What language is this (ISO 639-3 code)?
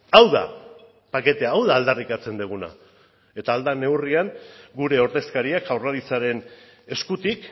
eus